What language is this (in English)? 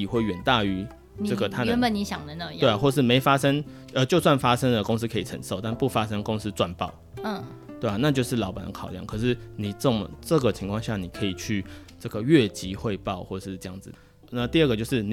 Chinese